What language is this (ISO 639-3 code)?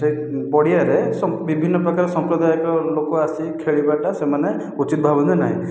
ori